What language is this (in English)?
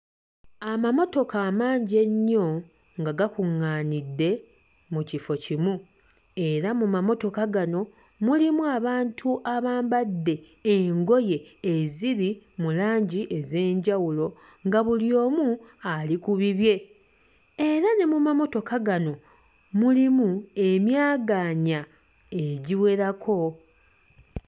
Ganda